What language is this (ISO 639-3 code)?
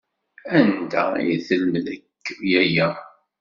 kab